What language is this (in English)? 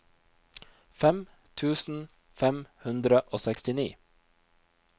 Norwegian